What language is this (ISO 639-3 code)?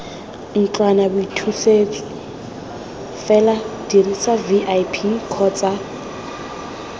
tsn